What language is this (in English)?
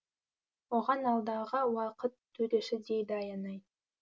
Kazakh